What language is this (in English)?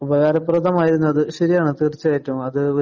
Malayalam